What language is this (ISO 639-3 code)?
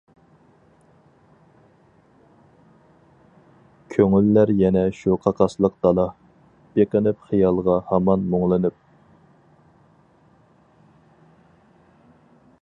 uig